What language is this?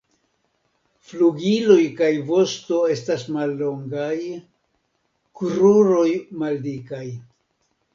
Esperanto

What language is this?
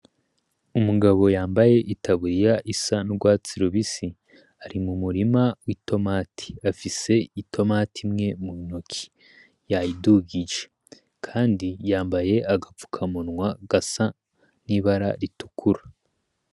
Rundi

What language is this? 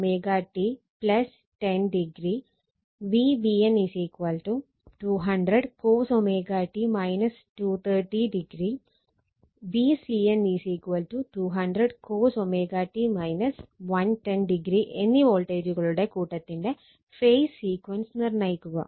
Malayalam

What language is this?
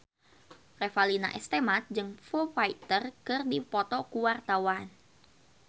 Sundanese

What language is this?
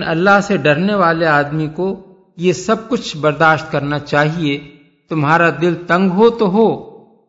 Urdu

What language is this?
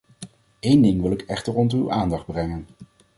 Dutch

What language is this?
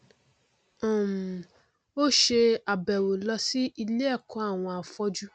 Yoruba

